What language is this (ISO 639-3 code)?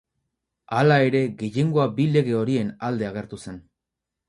eus